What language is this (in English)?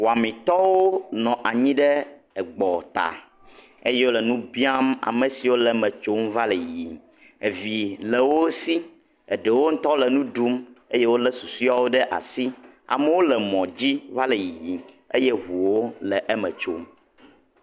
Ewe